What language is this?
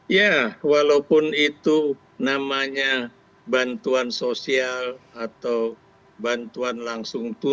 Indonesian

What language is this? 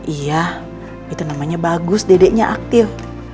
Indonesian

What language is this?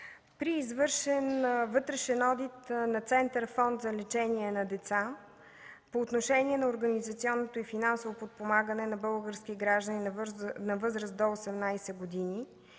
Bulgarian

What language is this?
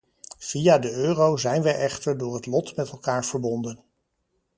Dutch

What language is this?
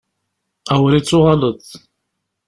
Kabyle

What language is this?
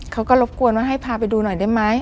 Thai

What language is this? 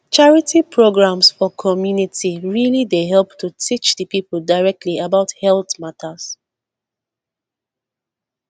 Nigerian Pidgin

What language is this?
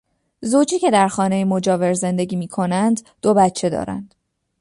Persian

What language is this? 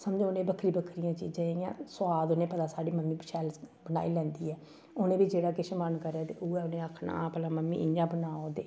Dogri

